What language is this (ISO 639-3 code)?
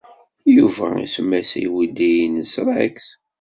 kab